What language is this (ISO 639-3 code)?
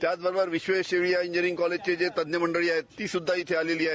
mar